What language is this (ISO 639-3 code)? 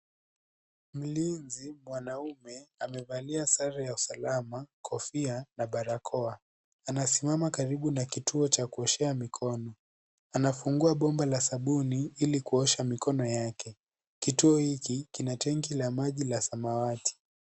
swa